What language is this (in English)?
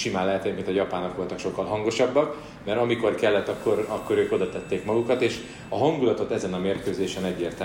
Hungarian